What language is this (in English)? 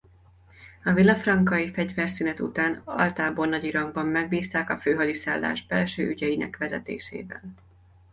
Hungarian